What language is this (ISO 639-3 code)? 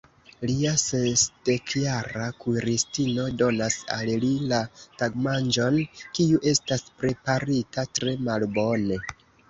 epo